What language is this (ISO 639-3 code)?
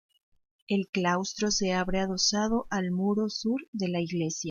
spa